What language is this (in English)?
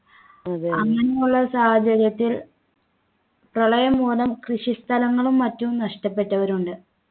Malayalam